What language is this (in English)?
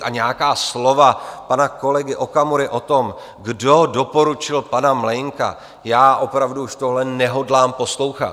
Czech